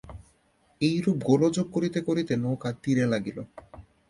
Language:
Bangla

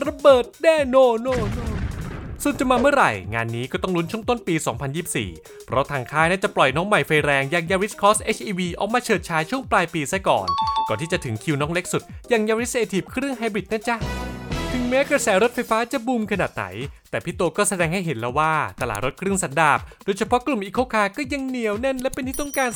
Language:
Thai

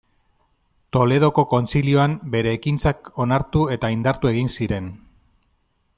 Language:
Basque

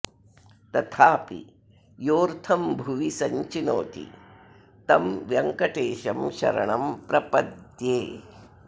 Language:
Sanskrit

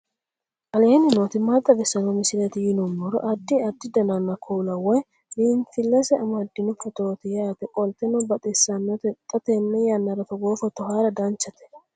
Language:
Sidamo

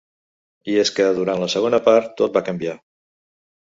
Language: Catalan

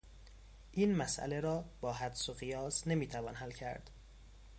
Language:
Persian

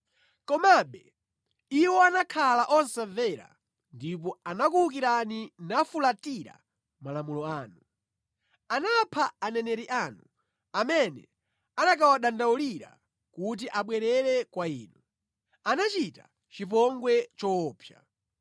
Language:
Nyanja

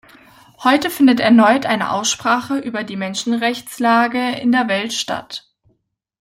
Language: German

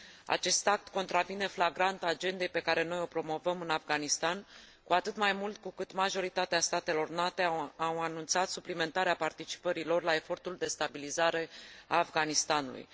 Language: Romanian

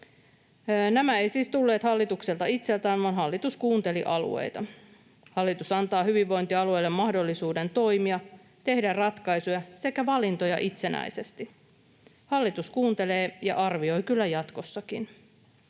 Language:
Finnish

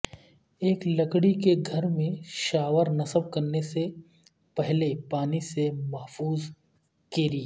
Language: Urdu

